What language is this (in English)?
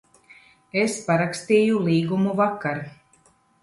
Latvian